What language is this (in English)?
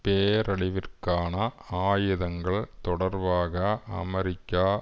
Tamil